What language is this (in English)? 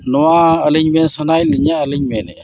Santali